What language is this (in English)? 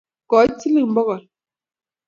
Kalenjin